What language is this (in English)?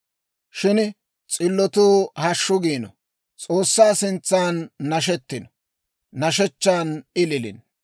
Dawro